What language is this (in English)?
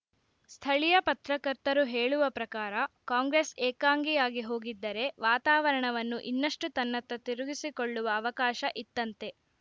Kannada